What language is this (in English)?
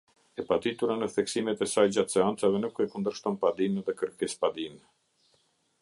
Albanian